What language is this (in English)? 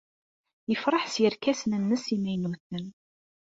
Kabyle